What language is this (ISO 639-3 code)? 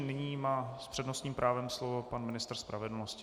ces